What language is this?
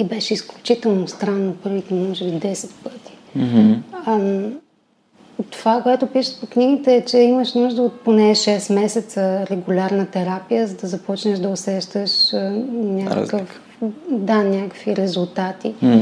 Bulgarian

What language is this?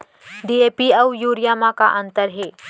Chhattisgarhi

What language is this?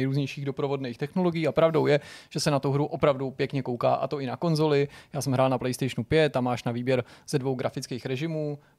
Czech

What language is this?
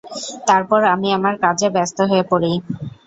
Bangla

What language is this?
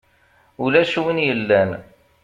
Kabyle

